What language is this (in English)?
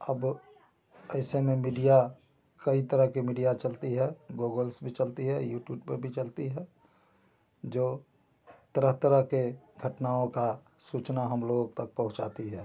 Hindi